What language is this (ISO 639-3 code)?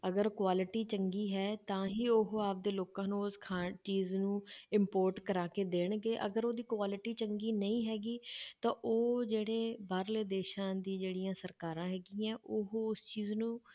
pan